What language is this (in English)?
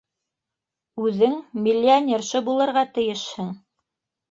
Bashkir